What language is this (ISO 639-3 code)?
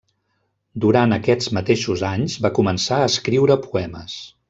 cat